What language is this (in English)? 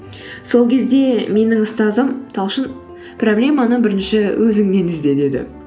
Kazakh